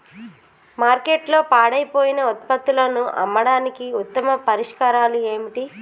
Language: Telugu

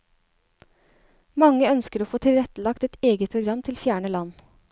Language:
Norwegian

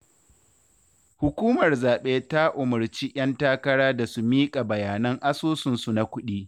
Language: Hausa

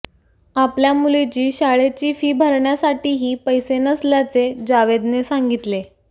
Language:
Marathi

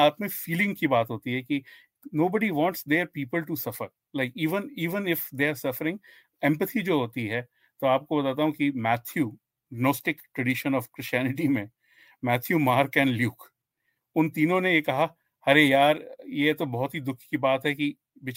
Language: Hindi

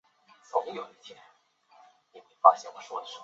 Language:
Chinese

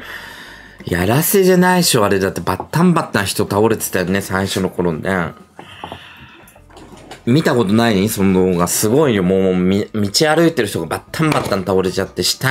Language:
Japanese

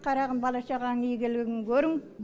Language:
Kazakh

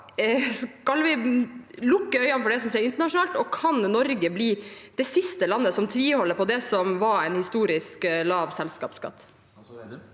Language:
Norwegian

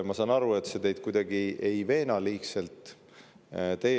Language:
Estonian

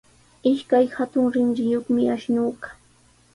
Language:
Sihuas Ancash Quechua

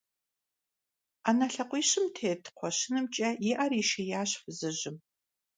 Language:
Kabardian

